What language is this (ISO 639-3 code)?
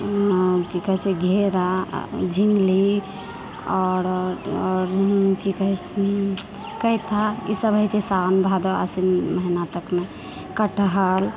mai